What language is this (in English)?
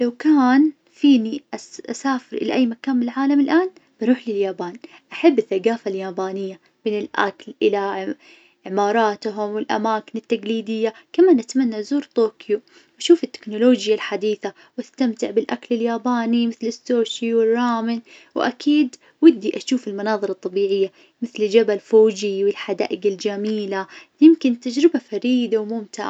Najdi Arabic